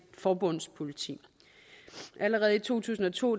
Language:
Danish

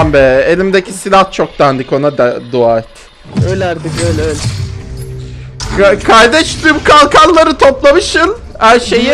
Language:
Turkish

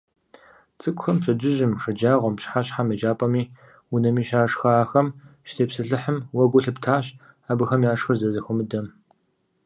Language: Kabardian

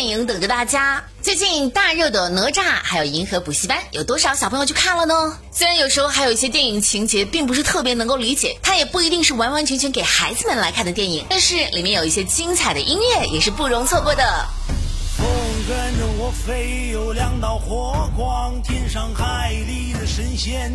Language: Chinese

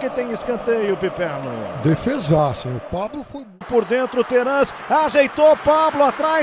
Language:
Portuguese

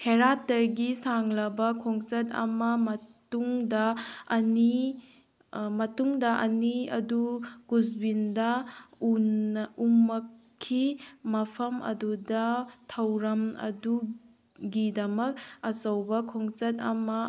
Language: Manipuri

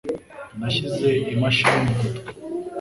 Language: Kinyarwanda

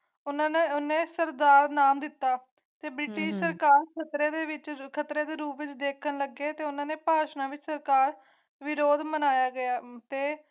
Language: Punjabi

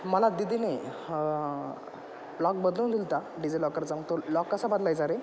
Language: Marathi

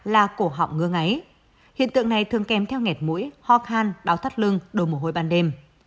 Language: Vietnamese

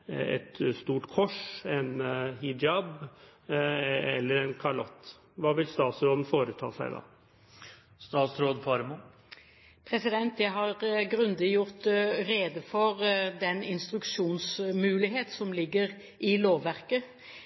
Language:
Norwegian Bokmål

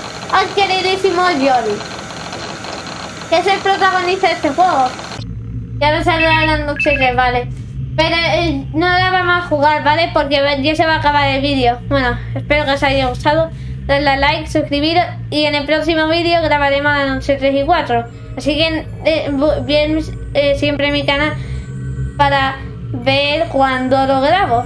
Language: Spanish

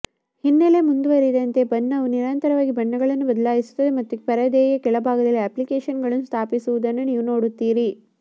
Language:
Kannada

